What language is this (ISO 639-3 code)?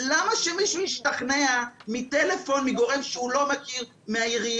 heb